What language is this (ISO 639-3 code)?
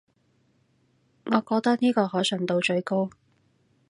yue